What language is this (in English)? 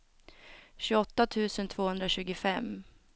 Swedish